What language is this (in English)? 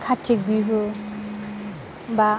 Bodo